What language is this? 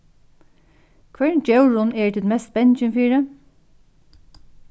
Faroese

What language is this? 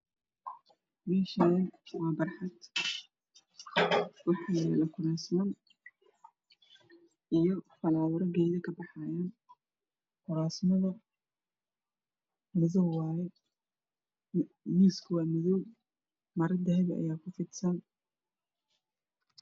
Somali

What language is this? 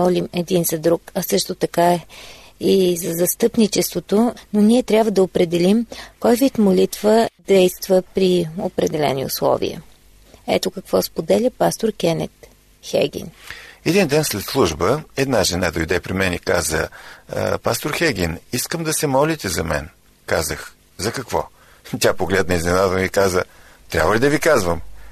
Bulgarian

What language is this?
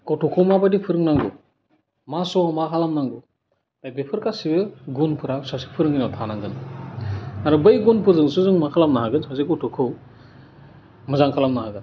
Bodo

